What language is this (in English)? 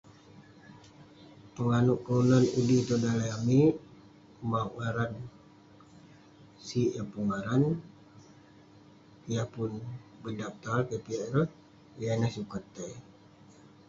Western Penan